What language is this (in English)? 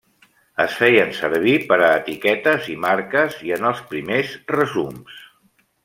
Catalan